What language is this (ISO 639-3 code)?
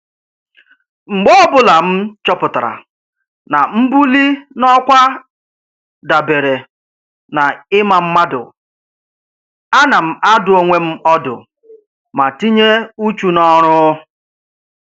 ibo